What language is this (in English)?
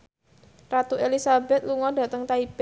Javanese